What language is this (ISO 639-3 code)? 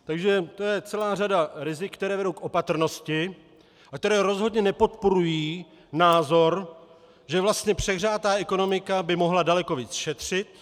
ces